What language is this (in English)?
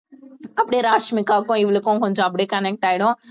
Tamil